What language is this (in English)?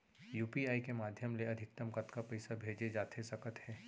Chhattisgarhi